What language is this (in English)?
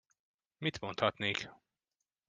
Hungarian